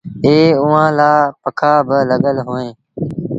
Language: Sindhi Bhil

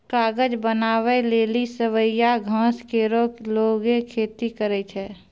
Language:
Maithili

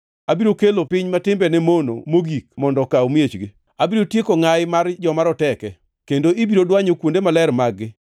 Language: Luo (Kenya and Tanzania)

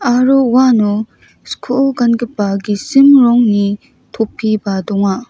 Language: Garo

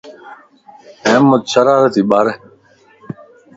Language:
Lasi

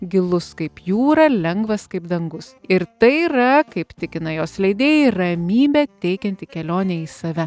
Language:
Lithuanian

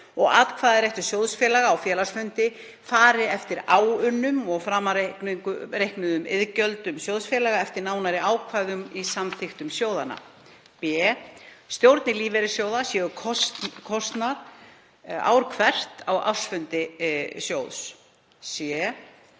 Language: Icelandic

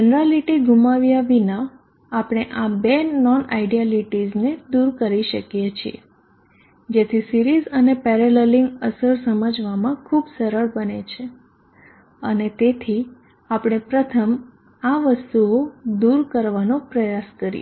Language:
Gujarati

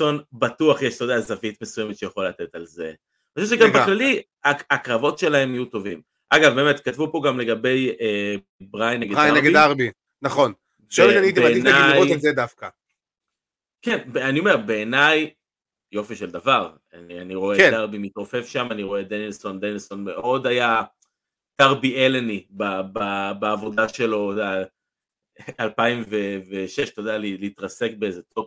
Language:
Hebrew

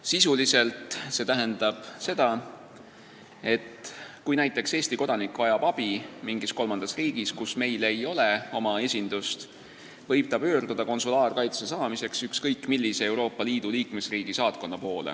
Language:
Estonian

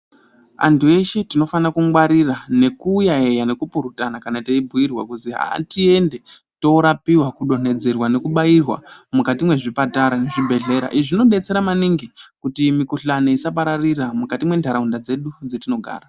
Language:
Ndau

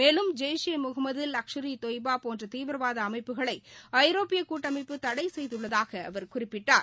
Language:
Tamil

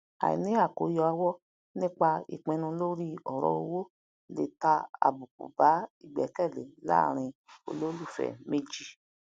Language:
Yoruba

